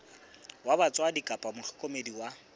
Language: Southern Sotho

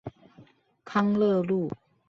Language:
Chinese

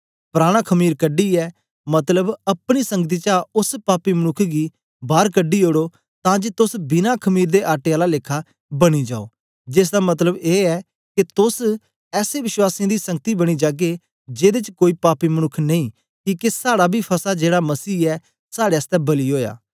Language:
Dogri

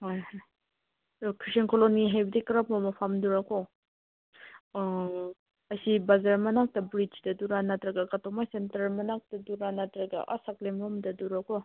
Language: Manipuri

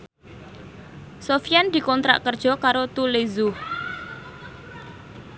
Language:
Javanese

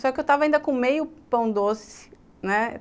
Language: Portuguese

